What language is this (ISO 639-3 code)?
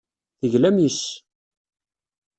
kab